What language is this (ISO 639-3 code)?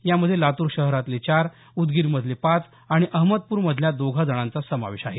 mar